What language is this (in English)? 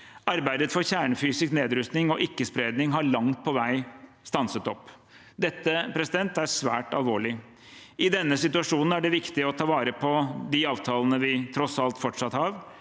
Norwegian